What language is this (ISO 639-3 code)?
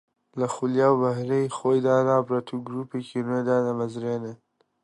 ckb